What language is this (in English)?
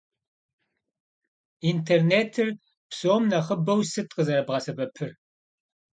Kabardian